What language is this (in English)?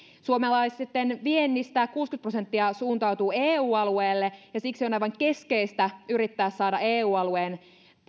Finnish